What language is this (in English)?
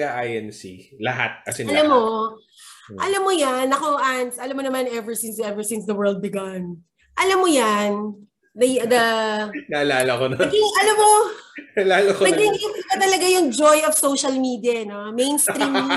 Filipino